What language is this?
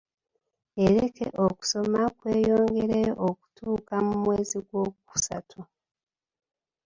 Ganda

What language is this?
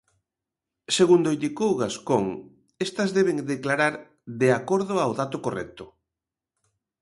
Galician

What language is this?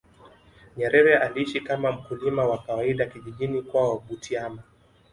Swahili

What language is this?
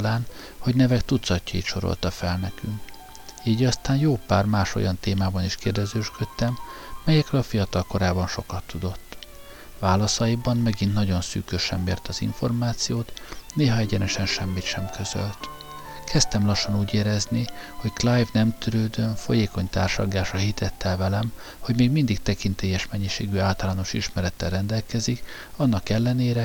Hungarian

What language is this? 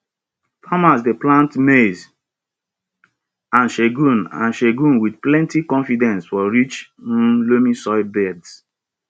Nigerian Pidgin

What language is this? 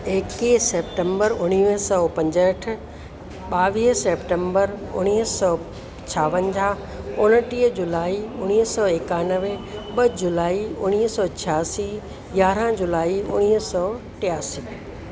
Sindhi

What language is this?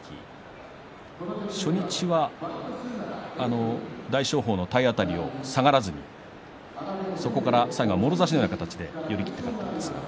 Japanese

